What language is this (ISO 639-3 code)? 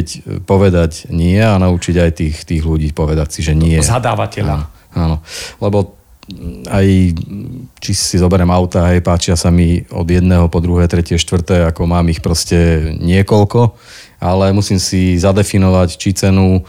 slk